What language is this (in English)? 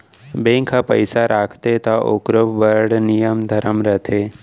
Chhattisgarhi